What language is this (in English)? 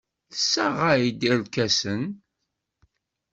Kabyle